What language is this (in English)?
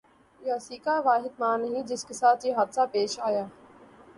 Urdu